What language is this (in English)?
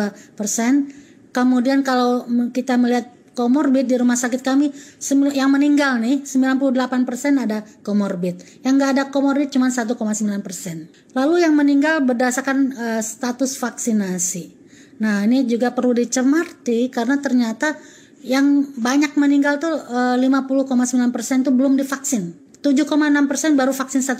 Indonesian